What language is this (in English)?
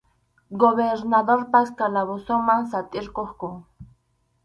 Arequipa-La Unión Quechua